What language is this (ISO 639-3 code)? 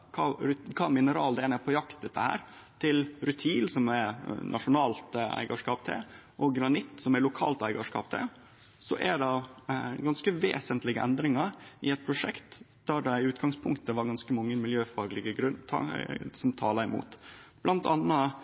nno